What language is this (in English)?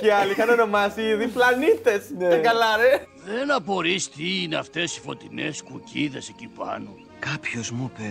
Greek